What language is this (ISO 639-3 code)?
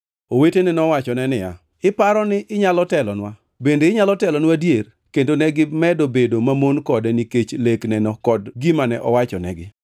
luo